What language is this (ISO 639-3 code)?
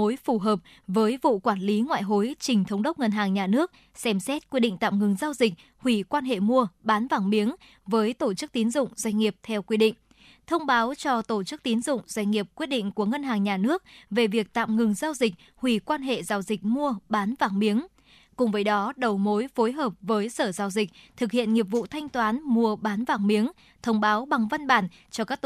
vie